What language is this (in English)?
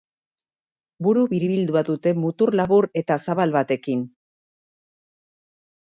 Basque